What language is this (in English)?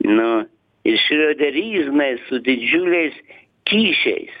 Lithuanian